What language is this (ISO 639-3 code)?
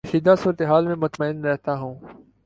urd